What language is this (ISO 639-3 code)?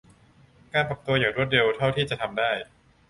tha